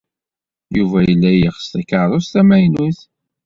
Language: Kabyle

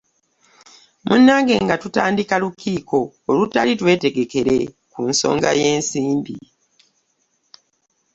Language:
Ganda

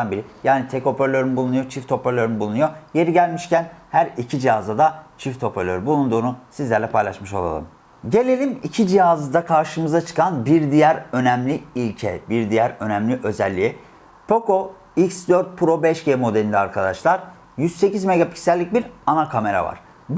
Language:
Turkish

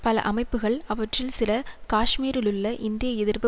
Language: Tamil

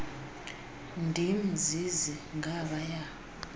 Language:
Xhosa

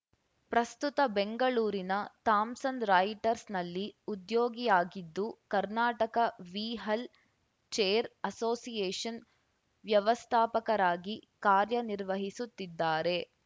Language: Kannada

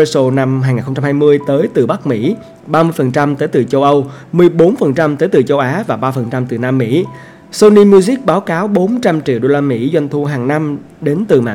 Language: Vietnamese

